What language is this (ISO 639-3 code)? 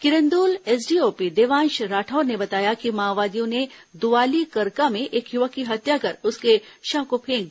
hin